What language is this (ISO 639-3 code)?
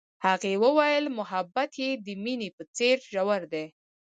pus